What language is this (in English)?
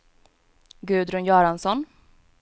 Swedish